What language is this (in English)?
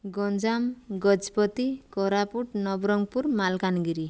Odia